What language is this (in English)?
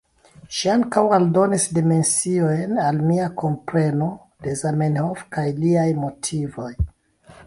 Esperanto